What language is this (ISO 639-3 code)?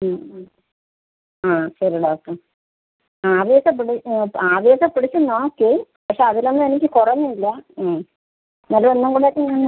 mal